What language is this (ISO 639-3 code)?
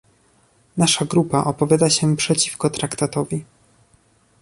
pol